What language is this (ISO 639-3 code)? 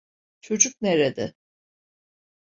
tur